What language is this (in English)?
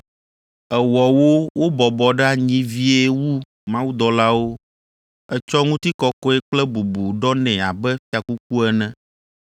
Ewe